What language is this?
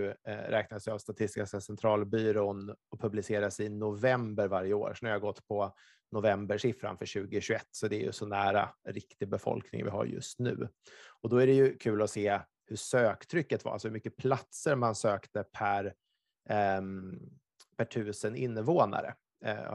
Swedish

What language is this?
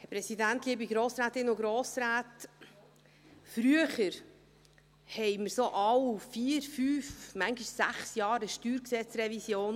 Swiss German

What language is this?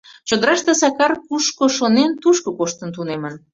Mari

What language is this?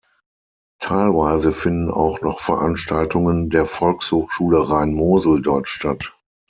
German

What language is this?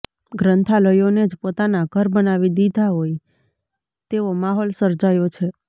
Gujarati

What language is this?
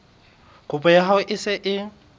Southern Sotho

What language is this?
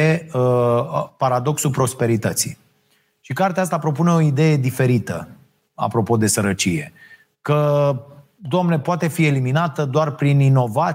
Romanian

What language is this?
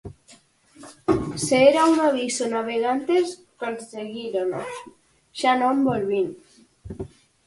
Galician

